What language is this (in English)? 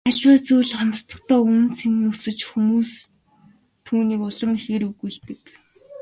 Mongolian